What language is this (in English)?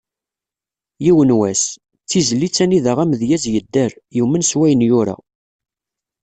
Kabyle